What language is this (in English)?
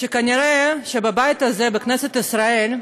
Hebrew